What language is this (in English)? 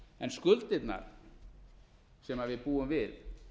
Icelandic